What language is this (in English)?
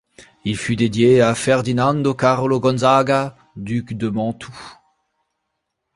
French